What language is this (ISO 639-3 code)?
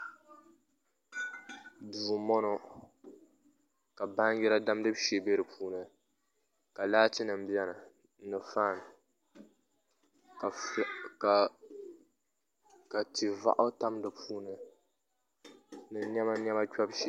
dag